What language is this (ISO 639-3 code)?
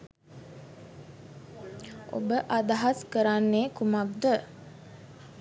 sin